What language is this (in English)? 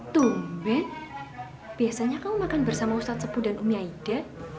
Indonesian